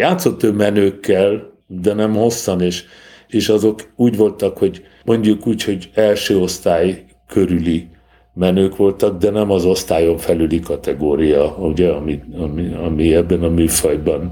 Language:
Hungarian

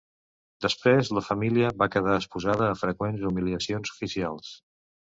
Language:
Catalan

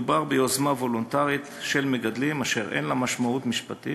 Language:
Hebrew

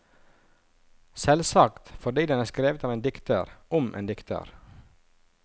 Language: Norwegian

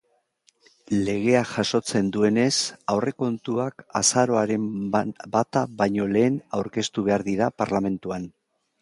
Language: Basque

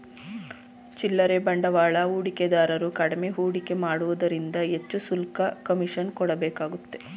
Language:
Kannada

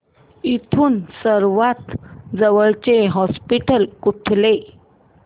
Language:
Marathi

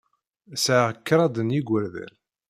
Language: Kabyle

